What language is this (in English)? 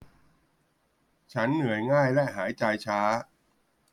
Thai